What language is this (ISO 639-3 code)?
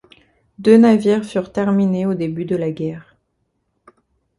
fra